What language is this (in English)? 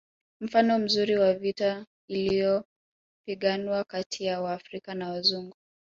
Swahili